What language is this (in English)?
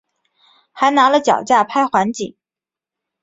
Chinese